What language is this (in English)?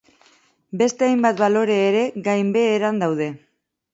Basque